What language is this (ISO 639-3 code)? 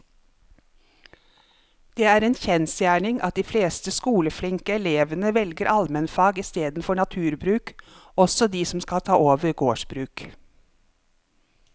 nor